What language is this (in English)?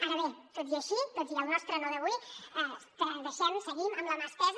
Catalan